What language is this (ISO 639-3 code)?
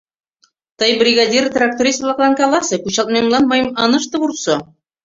chm